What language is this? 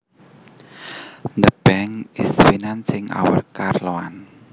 Javanese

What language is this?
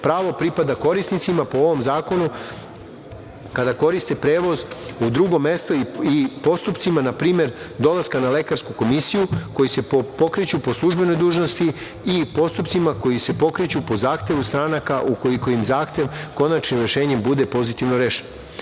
Serbian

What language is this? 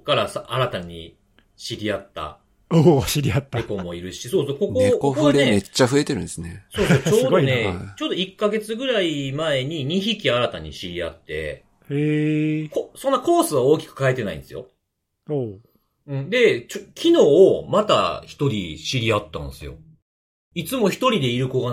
Japanese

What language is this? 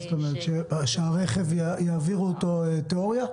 Hebrew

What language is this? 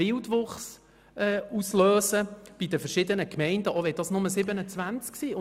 Swiss German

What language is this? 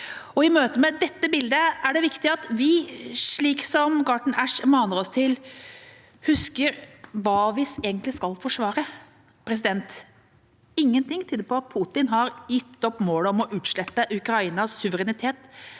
Norwegian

